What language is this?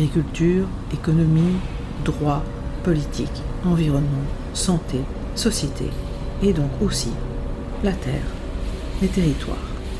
French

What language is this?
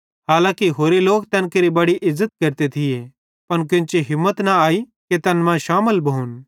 Bhadrawahi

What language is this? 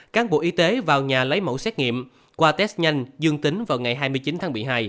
Vietnamese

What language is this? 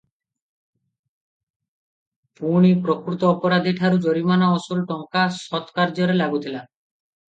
Odia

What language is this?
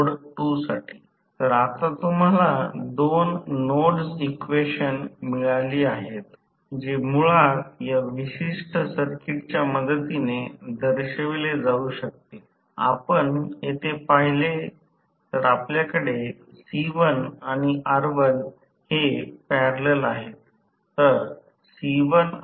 Marathi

